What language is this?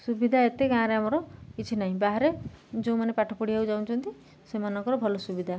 Odia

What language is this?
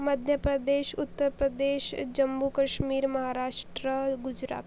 Marathi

